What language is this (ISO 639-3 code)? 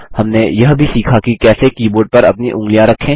hin